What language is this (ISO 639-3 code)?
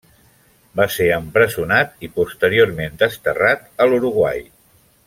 cat